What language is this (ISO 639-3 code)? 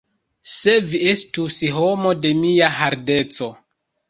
epo